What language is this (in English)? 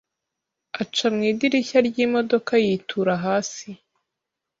Kinyarwanda